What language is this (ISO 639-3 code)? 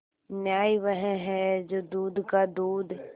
hin